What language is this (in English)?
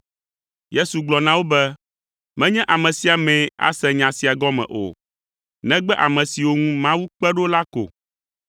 Ewe